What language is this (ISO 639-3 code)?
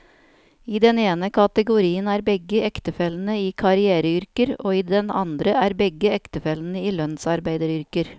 nor